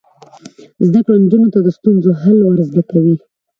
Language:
Pashto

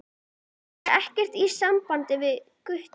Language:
Icelandic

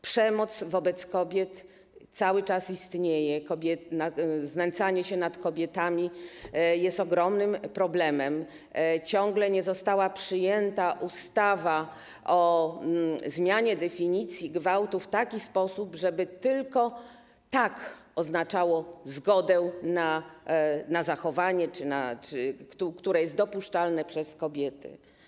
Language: Polish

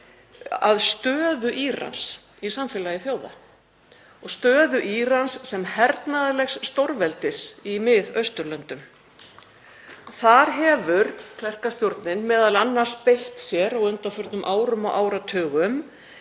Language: Icelandic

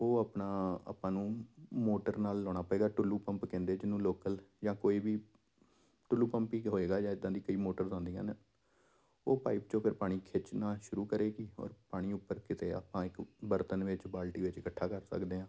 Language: Punjabi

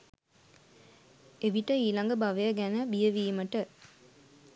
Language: Sinhala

